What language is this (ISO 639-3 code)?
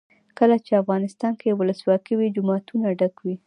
pus